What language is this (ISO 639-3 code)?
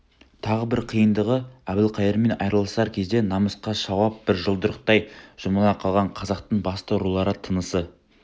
kaz